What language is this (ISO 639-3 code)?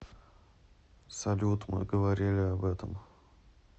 rus